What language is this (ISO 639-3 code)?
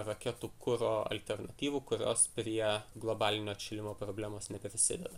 lit